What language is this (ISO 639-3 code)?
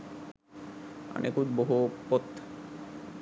sin